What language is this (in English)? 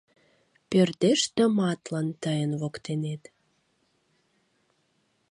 Mari